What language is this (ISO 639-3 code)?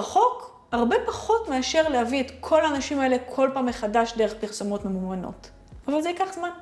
heb